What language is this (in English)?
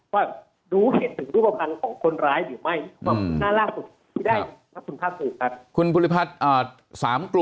Thai